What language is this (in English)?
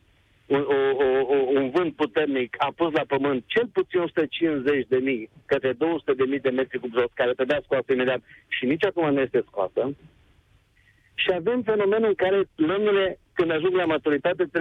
Romanian